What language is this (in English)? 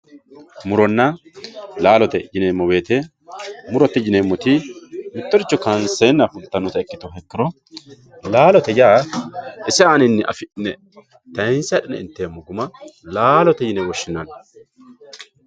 Sidamo